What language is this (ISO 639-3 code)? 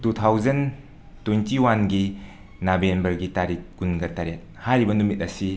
mni